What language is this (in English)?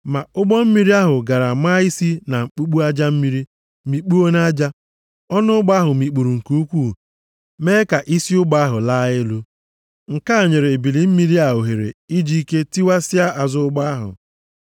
Igbo